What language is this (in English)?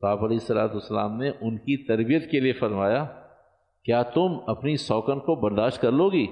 Urdu